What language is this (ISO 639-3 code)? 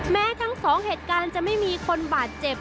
tha